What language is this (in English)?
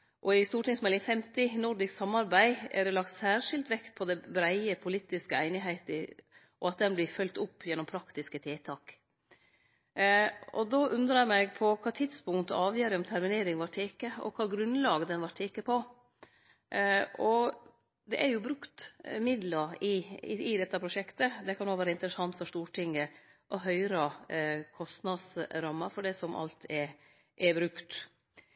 Norwegian Nynorsk